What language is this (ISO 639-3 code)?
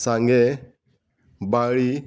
kok